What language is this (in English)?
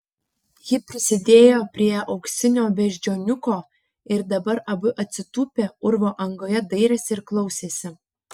Lithuanian